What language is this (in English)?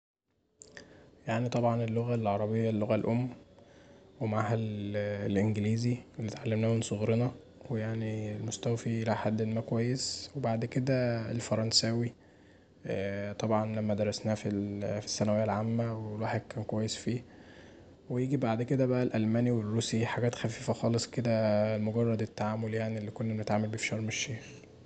Egyptian Arabic